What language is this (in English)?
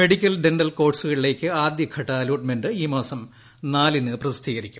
Malayalam